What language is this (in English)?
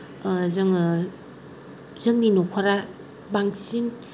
Bodo